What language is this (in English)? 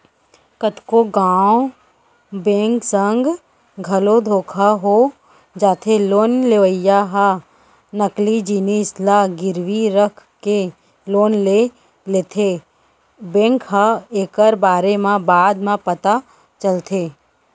Chhattisgarhi